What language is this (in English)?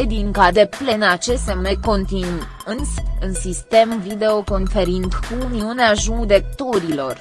Romanian